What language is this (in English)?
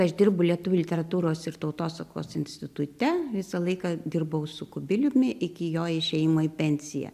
Lithuanian